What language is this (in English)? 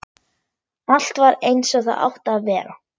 Icelandic